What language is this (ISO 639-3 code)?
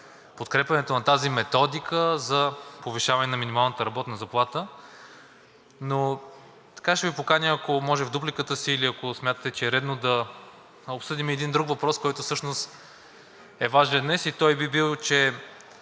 bul